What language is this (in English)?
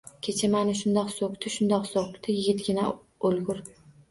Uzbek